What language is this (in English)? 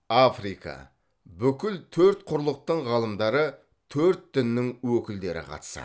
Kazakh